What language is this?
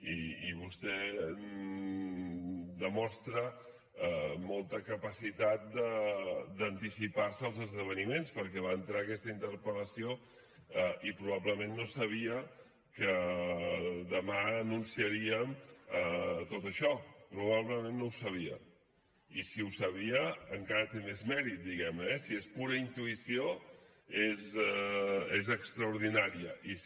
Catalan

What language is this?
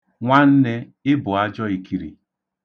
Igbo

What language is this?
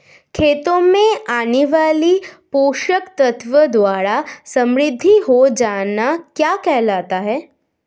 Hindi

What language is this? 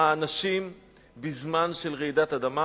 Hebrew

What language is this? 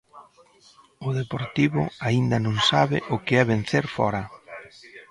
Galician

